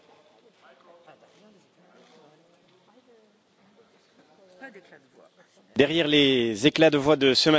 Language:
French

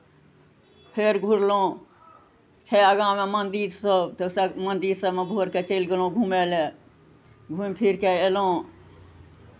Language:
Maithili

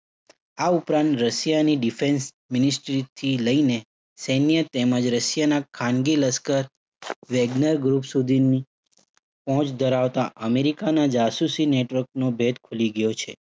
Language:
Gujarati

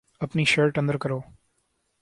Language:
Urdu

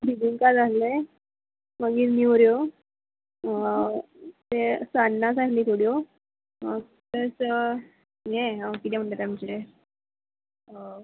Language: Konkani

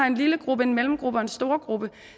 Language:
Danish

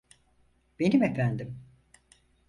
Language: Turkish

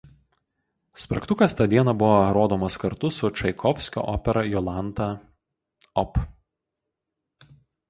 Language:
Lithuanian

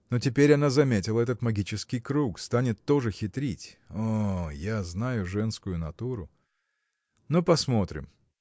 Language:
Russian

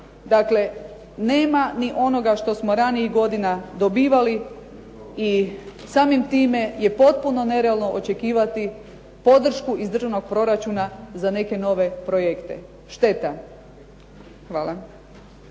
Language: Croatian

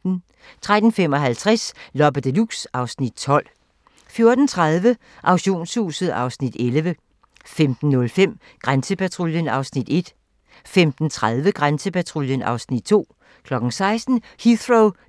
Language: Danish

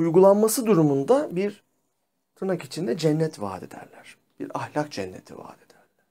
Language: Turkish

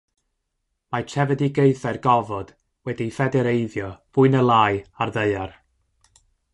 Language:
Welsh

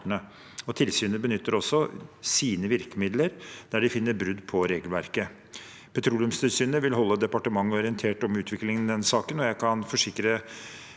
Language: Norwegian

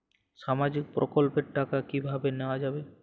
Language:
Bangla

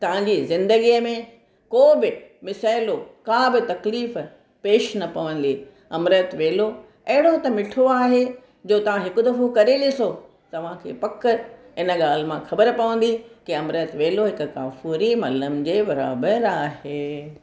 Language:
Sindhi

